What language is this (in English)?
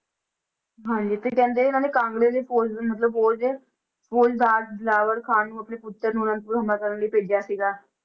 Punjabi